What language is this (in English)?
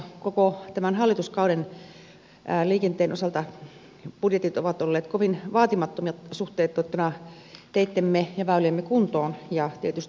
Finnish